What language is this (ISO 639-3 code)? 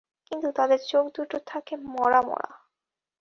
ben